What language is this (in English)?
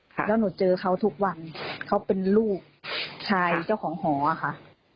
Thai